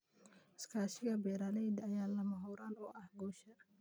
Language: Somali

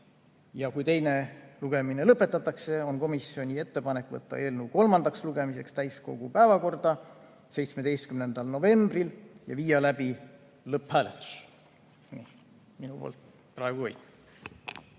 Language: Estonian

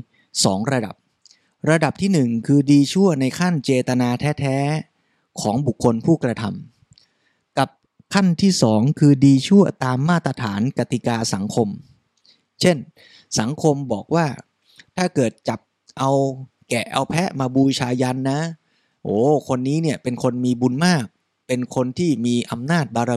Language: Thai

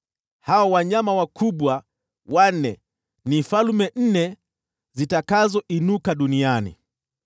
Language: Swahili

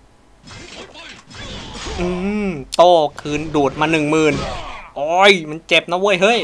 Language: Thai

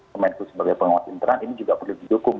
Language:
Indonesian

